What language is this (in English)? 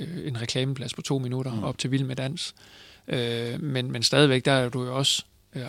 Danish